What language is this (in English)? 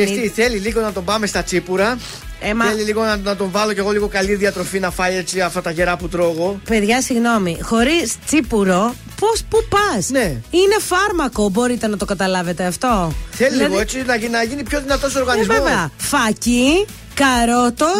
Greek